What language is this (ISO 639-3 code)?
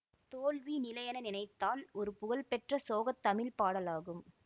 tam